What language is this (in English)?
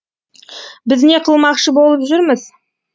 Kazakh